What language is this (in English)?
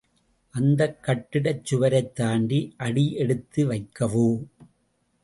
Tamil